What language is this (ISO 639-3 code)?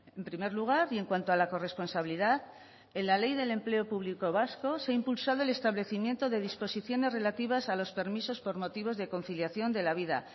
spa